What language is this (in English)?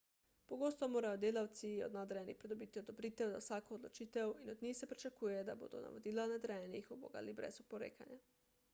Slovenian